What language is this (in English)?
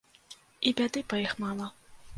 Belarusian